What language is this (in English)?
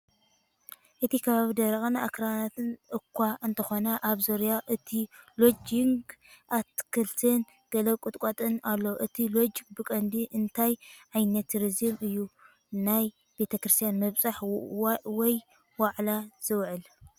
Tigrinya